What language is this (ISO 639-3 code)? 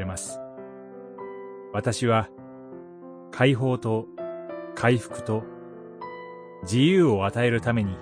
jpn